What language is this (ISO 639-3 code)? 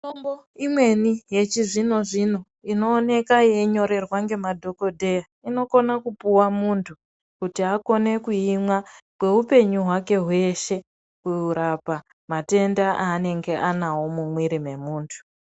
ndc